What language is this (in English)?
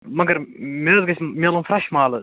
Kashmiri